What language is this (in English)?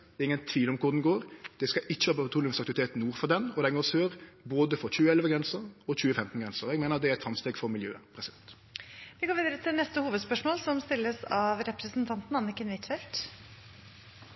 Norwegian